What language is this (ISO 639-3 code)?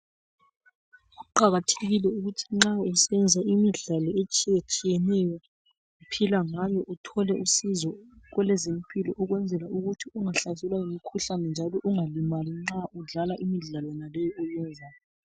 nde